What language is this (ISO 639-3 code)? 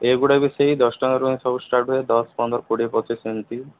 ori